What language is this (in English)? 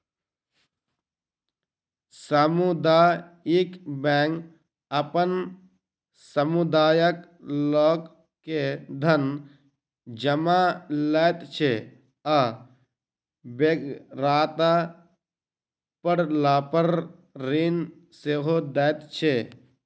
Maithili